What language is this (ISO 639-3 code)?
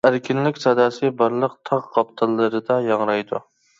uig